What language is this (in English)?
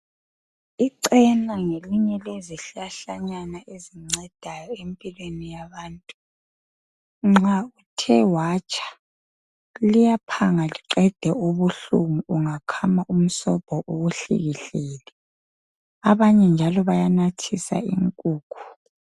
North Ndebele